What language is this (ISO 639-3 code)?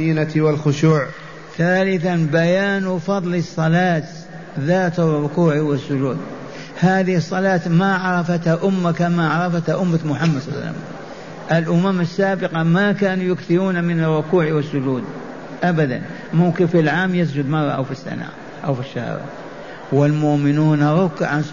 ara